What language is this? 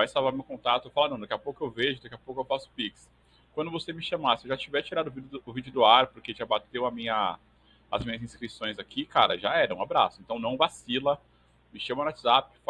Portuguese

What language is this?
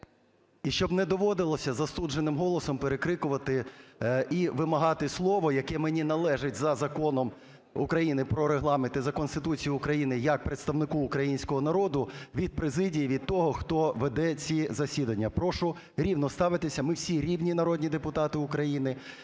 Ukrainian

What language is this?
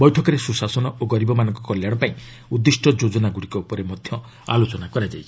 Odia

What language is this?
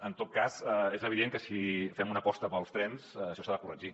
Catalan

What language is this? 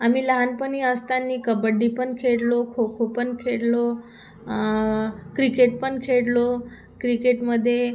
Marathi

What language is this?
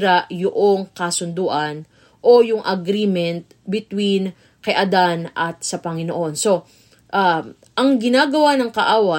Filipino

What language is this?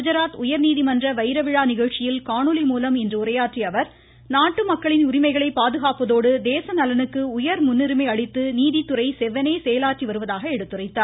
Tamil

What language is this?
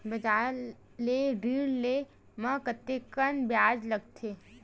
Chhattisgarhi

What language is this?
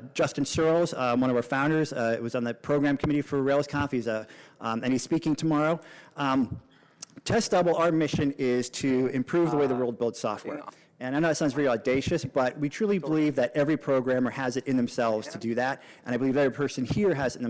English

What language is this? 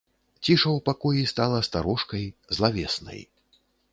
Belarusian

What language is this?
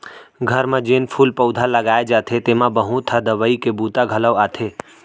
Chhattisgarhi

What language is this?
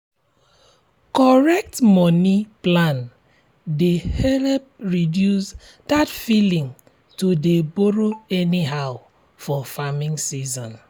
Nigerian Pidgin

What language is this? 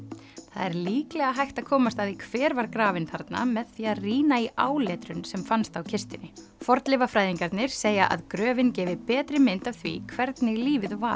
Icelandic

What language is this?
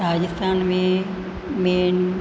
Sindhi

